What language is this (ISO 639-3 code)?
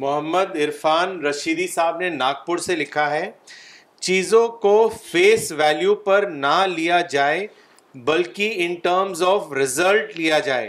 urd